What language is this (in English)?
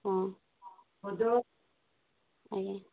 Odia